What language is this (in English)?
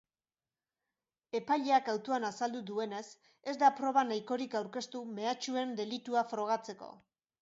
Basque